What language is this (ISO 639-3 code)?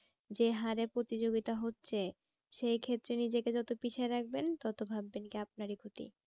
ben